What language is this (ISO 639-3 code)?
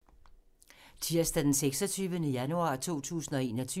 dan